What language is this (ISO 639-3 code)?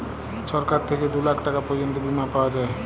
ben